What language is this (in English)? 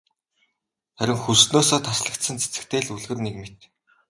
Mongolian